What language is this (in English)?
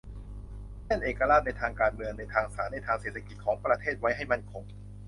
Thai